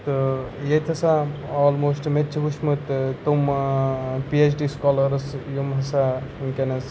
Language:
Kashmiri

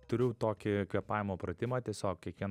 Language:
Lithuanian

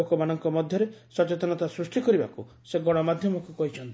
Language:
Odia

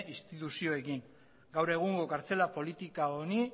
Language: Basque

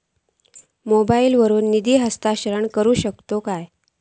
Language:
Marathi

